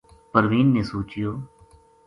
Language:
Gujari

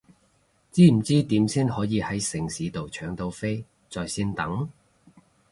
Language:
Cantonese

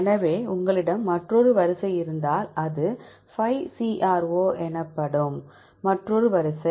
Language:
Tamil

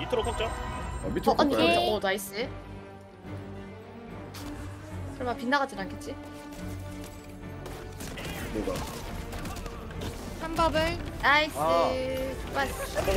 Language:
Korean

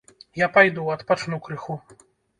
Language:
Belarusian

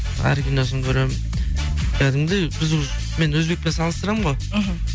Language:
Kazakh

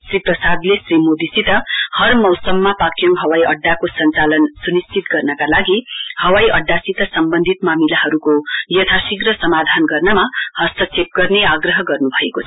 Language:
Nepali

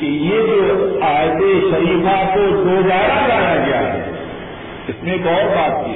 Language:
Urdu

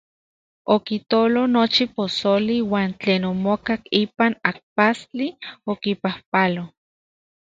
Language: Central Puebla Nahuatl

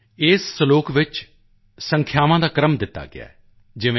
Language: Punjabi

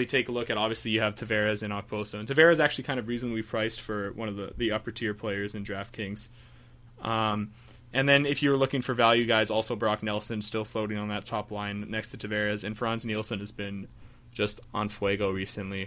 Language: English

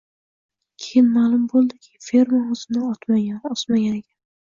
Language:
Uzbek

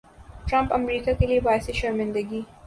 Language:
Urdu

